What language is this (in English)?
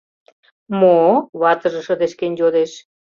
Mari